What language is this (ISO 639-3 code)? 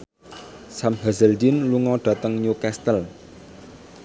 jav